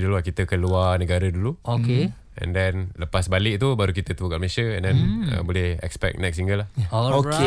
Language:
Malay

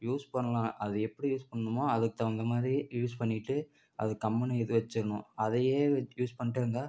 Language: Tamil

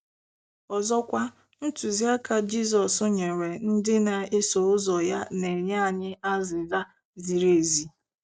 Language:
Igbo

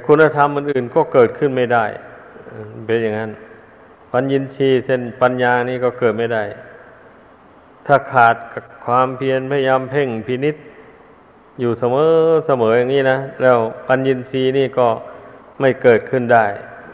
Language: Thai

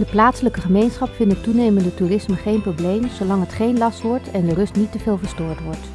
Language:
Dutch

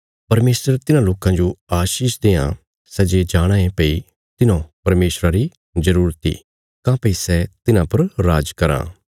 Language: Bilaspuri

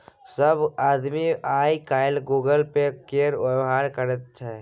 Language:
Maithili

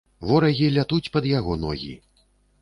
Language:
Belarusian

